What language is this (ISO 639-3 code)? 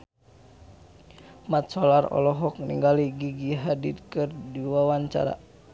sun